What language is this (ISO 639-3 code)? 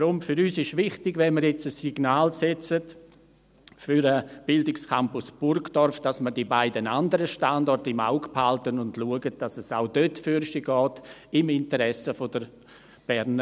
gsw